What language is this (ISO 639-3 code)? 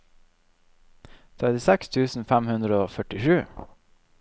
nor